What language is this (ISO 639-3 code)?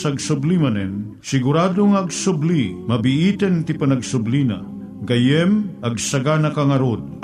fil